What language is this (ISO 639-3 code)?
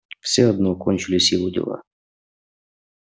rus